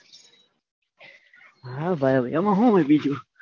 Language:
Gujarati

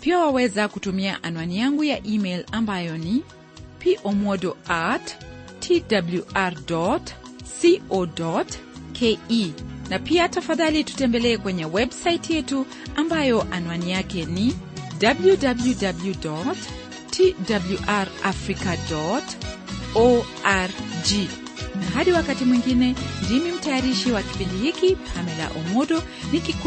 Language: Swahili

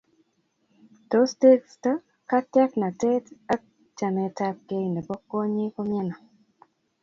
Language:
Kalenjin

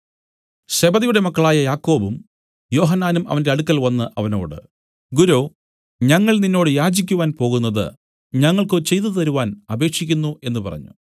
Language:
Malayalam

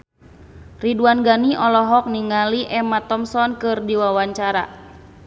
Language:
Sundanese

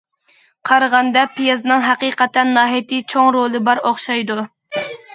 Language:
Uyghur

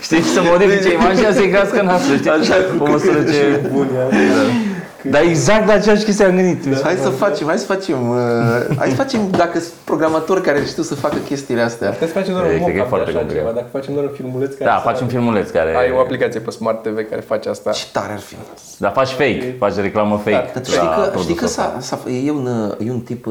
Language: Romanian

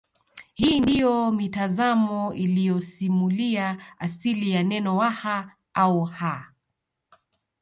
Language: Swahili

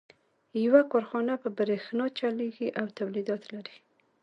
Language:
Pashto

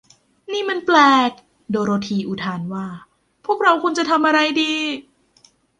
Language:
Thai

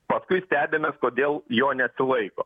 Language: Lithuanian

